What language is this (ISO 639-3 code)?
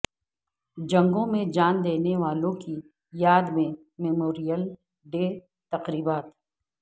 urd